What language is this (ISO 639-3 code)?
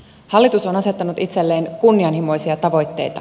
fin